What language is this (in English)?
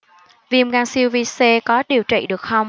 Vietnamese